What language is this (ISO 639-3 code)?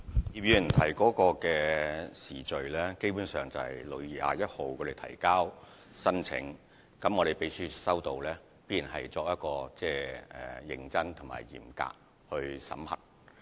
yue